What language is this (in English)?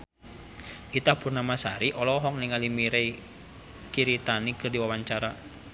Sundanese